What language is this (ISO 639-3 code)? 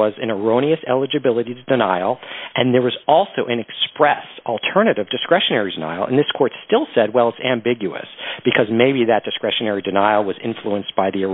eng